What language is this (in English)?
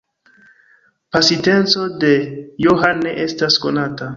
Esperanto